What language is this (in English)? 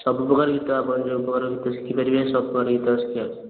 Odia